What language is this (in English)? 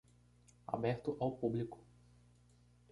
Portuguese